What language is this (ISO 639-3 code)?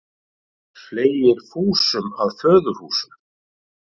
isl